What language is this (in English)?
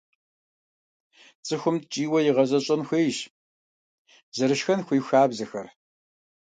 Kabardian